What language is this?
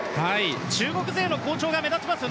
Japanese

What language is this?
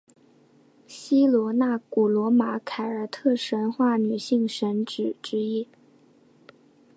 Chinese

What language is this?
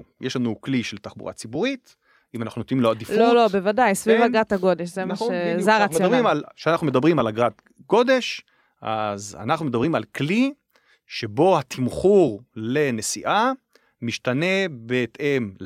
Hebrew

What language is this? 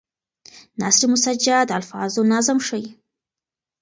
Pashto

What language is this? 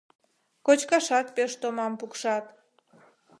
Mari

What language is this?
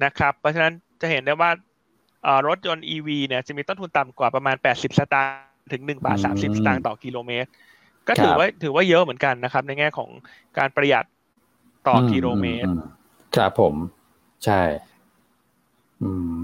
Thai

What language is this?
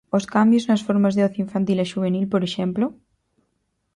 Galician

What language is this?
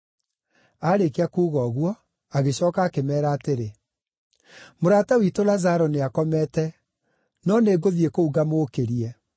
Kikuyu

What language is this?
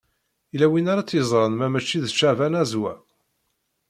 Kabyle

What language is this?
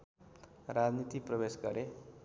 Nepali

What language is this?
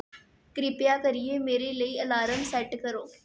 Dogri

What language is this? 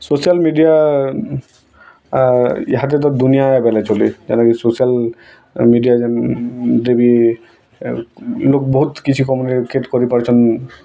Odia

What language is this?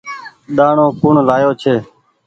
Goaria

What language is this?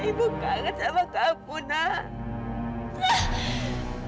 Indonesian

